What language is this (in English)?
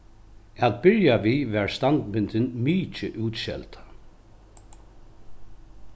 Faroese